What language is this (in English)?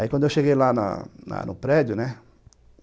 Portuguese